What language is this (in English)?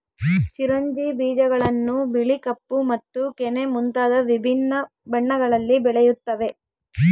Kannada